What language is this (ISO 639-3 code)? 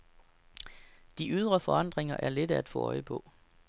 dan